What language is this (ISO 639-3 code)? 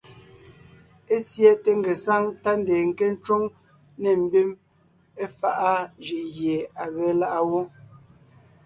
nnh